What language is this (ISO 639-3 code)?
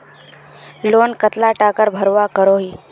mag